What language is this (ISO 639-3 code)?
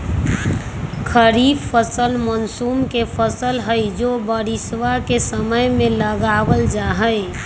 mag